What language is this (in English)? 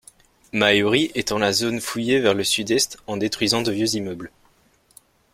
French